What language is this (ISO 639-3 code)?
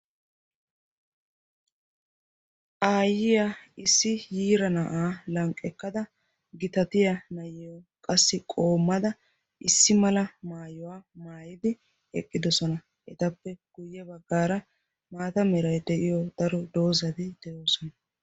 wal